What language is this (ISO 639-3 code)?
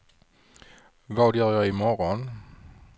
swe